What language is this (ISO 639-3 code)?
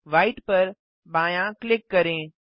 hin